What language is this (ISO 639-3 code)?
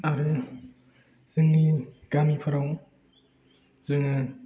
brx